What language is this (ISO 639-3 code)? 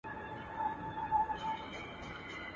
pus